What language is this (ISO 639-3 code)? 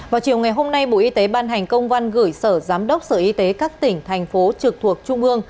vie